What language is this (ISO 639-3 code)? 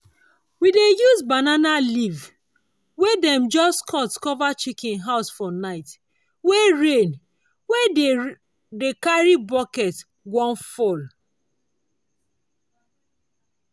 pcm